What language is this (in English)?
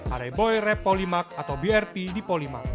Indonesian